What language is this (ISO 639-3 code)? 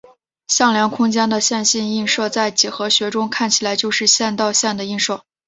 zho